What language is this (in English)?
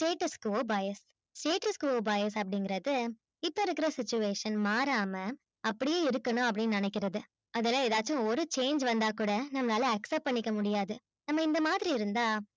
Tamil